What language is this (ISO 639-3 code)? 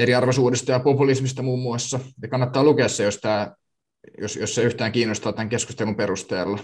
fin